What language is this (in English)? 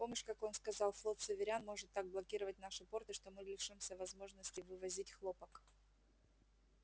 Russian